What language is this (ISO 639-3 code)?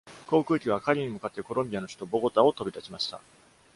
jpn